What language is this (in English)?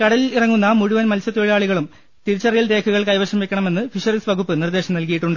Malayalam